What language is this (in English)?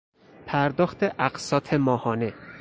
Persian